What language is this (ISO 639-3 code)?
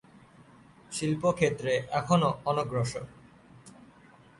ben